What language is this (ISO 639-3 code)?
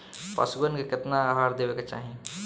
bho